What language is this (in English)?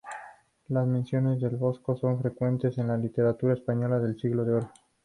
Spanish